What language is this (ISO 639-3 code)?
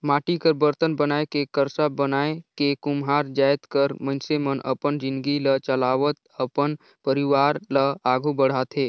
hne